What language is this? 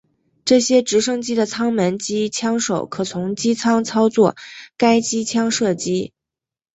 Chinese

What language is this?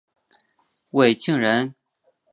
Chinese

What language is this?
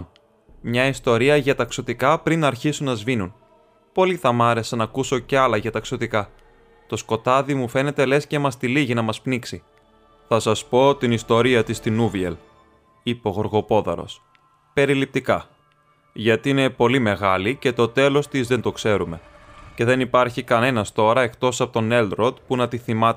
Greek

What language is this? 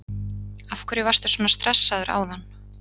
Icelandic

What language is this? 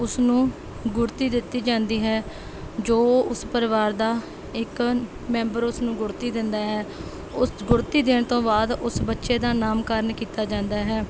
Punjabi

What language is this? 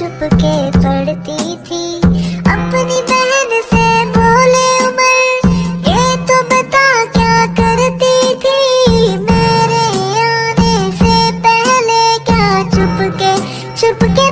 Hindi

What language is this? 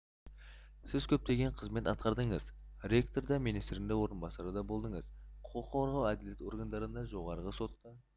Kazakh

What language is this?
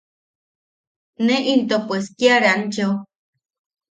Yaqui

